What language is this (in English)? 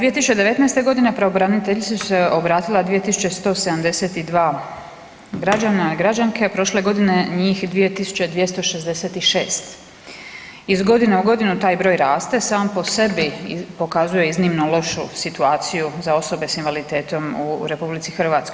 Croatian